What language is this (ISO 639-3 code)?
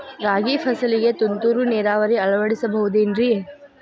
kan